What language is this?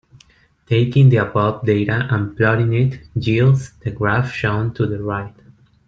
English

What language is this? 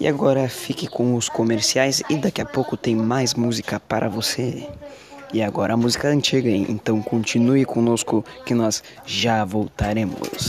Portuguese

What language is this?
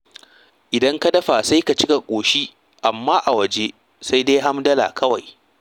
Hausa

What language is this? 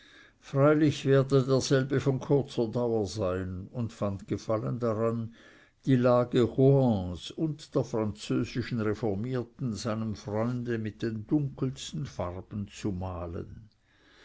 German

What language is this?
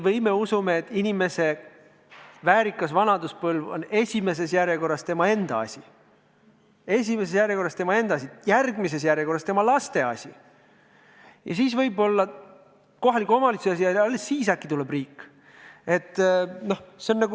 Estonian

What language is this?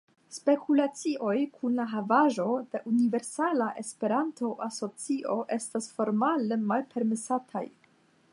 Esperanto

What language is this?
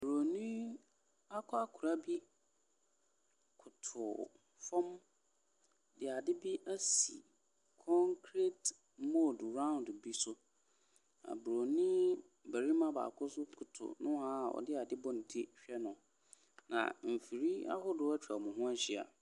Akan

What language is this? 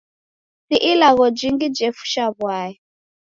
Taita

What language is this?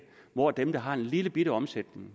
Danish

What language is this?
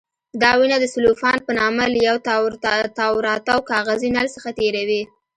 Pashto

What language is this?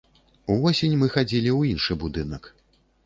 Belarusian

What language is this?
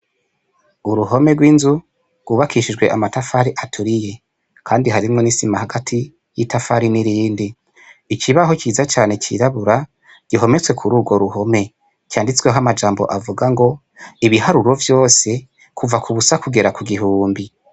Rundi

